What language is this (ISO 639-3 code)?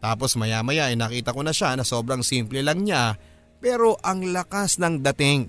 fil